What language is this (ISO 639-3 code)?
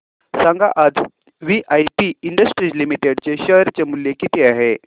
mar